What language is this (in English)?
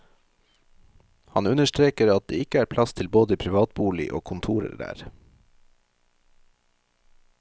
Norwegian